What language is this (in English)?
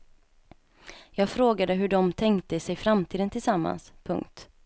Swedish